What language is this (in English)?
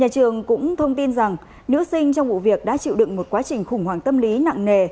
Vietnamese